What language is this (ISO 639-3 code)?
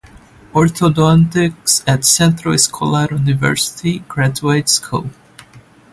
eng